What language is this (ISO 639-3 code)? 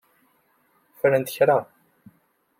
kab